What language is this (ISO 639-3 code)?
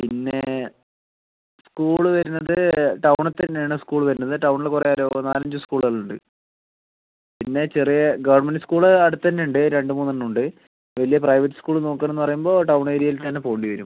mal